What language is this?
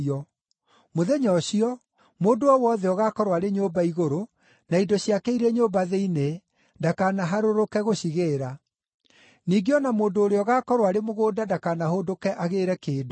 Kikuyu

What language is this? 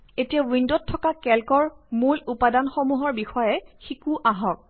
Assamese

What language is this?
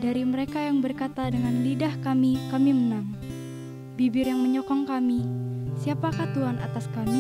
Indonesian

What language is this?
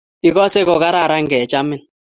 Kalenjin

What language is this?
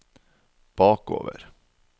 Norwegian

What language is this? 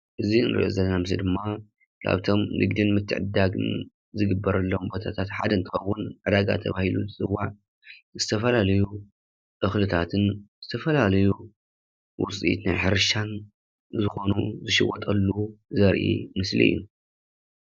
Tigrinya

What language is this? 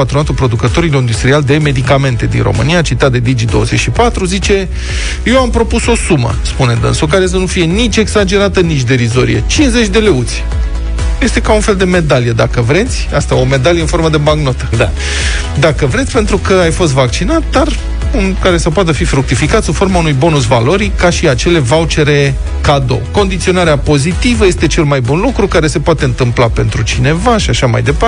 Romanian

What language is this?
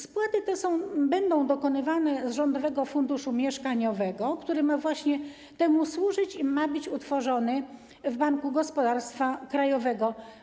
Polish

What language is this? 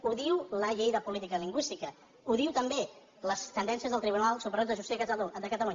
Catalan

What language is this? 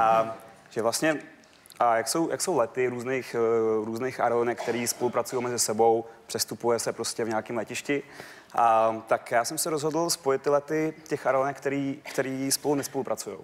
Czech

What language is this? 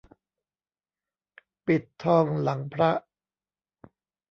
Thai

